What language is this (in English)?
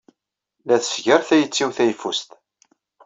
Kabyle